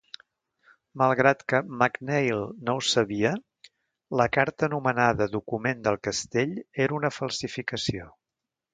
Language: Catalan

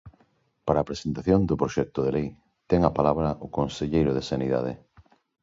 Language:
Galician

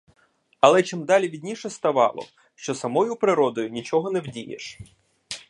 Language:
Ukrainian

